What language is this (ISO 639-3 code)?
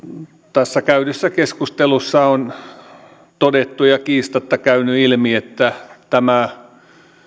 fin